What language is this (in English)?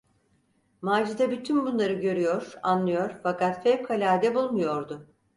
Turkish